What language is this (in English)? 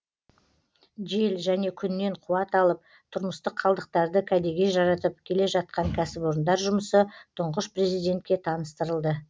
Kazakh